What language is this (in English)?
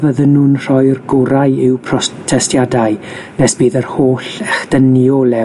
Welsh